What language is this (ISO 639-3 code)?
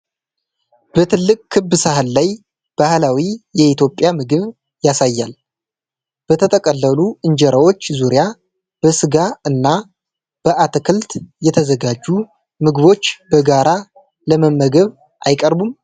amh